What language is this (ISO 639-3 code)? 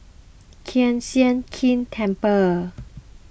eng